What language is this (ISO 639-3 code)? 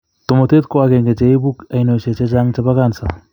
kln